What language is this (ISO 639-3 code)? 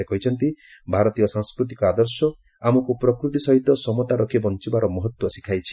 ori